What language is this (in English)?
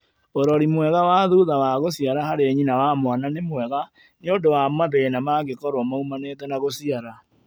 Kikuyu